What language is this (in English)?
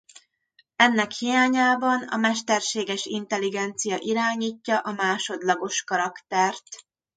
Hungarian